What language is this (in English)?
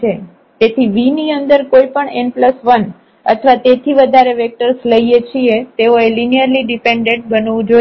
Gujarati